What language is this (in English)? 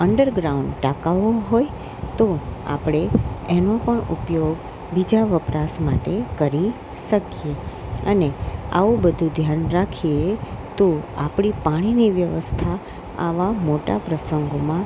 Gujarati